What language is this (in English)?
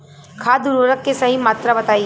Bhojpuri